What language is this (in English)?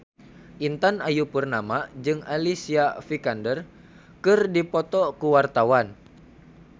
Sundanese